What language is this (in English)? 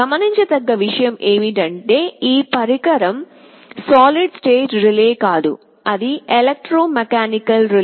Telugu